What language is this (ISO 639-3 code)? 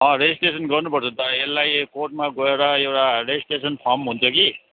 nep